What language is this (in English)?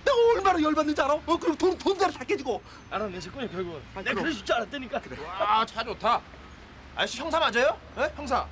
Korean